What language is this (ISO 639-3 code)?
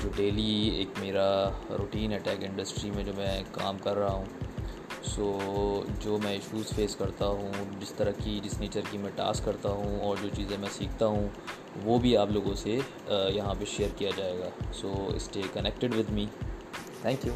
urd